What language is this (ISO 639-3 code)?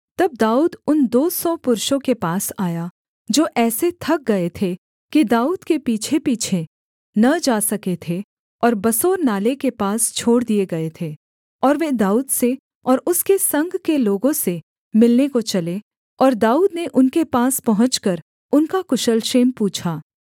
hin